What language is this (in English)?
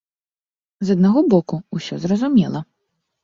Belarusian